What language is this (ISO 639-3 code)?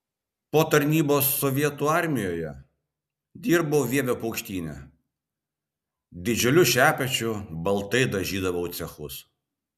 lit